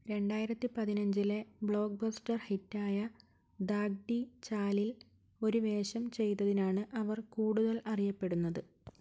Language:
Malayalam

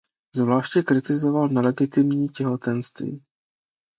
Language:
Czech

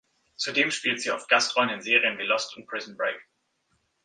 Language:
German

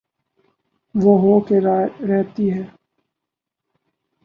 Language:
Urdu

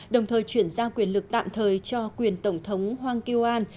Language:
Vietnamese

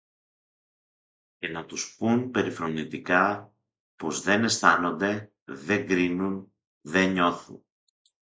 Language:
Greek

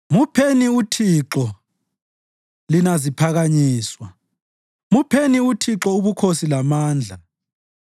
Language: North Ndebele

